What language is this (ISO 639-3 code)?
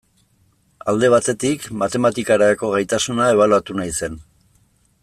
eus